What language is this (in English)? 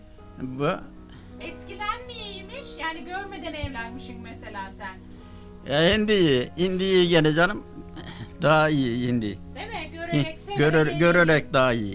Turkish